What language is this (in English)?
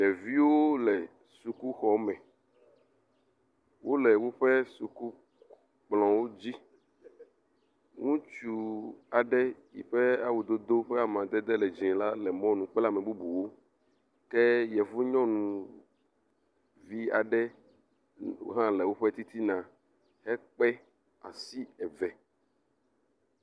Ewe